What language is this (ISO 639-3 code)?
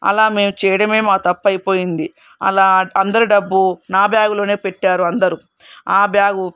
tel